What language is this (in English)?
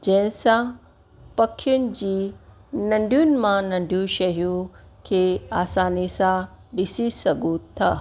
Sindhi